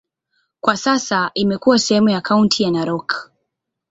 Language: Swahili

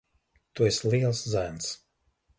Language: Latvian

